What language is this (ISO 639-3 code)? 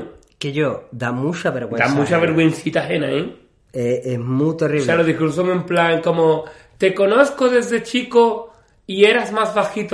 spa